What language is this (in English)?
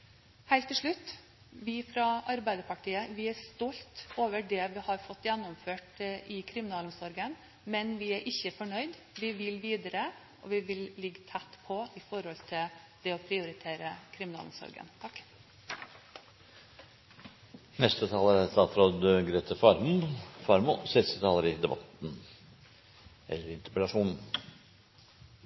Norwegian Bokmål